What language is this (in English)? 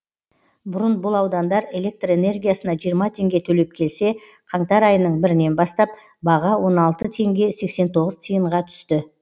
Kazakh